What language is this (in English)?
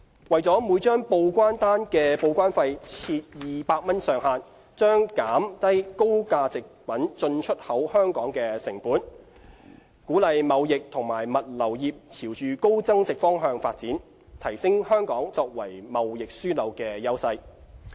Cantonese